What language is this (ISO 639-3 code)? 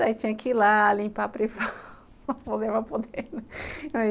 por